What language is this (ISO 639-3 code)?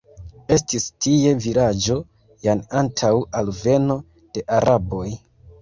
epo